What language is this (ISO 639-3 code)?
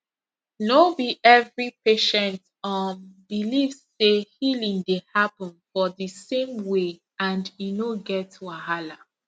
pcm